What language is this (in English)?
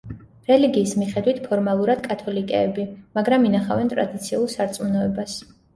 Georgian